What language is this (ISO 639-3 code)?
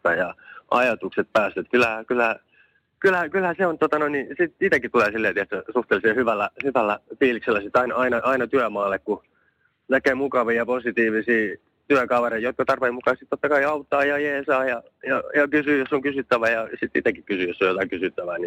fin